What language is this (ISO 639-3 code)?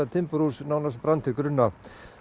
isl